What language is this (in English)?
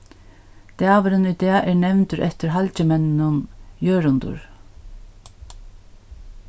Faroese